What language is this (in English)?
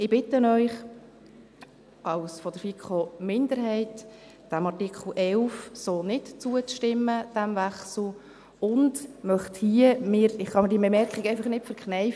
Swiss German